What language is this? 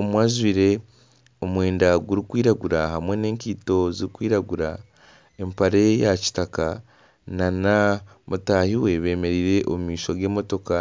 Nyankole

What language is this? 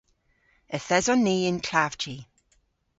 Cornish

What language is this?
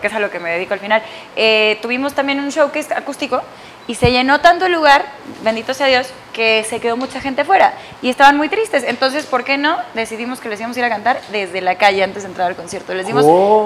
Spanish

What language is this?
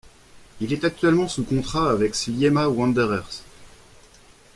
French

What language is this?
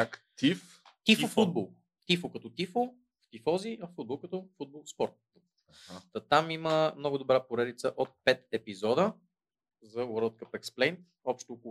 Bulgarian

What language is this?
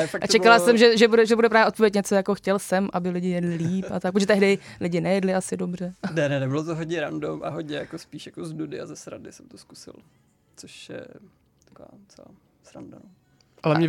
Czech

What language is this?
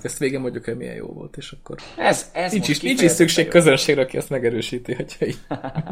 Hungarian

